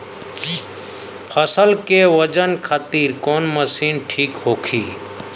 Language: Bhojpuri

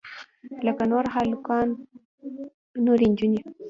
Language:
Pashto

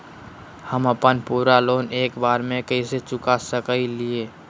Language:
Magahi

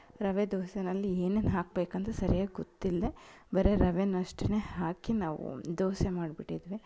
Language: Kannada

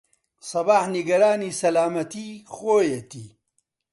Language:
Central Kurdish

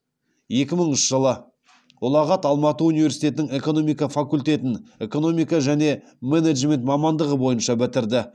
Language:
Kazakh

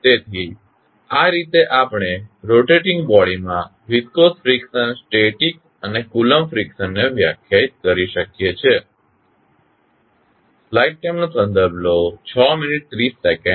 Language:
Gujarati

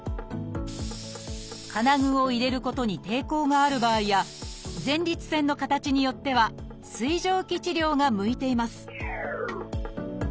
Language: Japanese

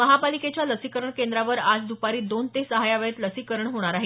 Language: Marathi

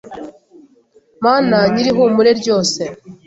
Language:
Kinyarwanda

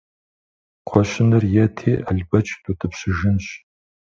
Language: Kabardian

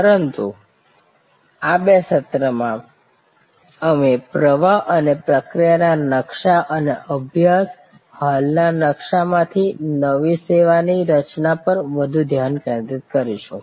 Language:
Gujarati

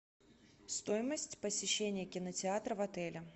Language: Russian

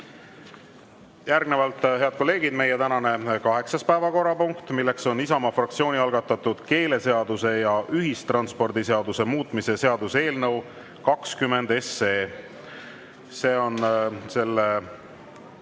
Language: Estonian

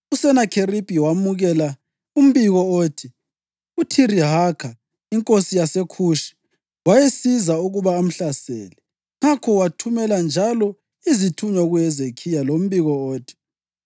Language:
North Ndebele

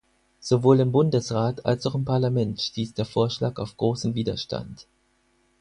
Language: German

